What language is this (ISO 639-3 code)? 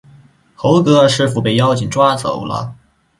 zho